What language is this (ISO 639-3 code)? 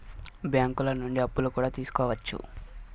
tel